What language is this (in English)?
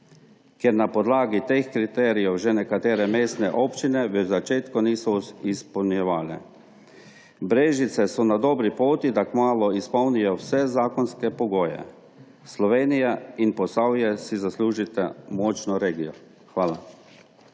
Slovenian